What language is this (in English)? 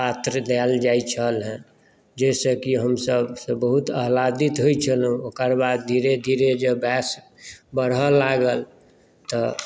Maithili